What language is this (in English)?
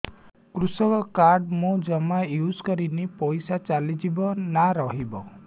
Odia